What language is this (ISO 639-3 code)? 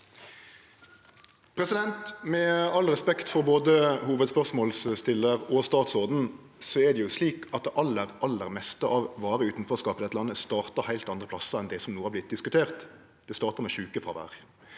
nor